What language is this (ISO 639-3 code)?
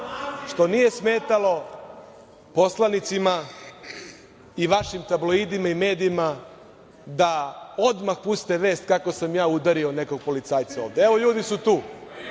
srp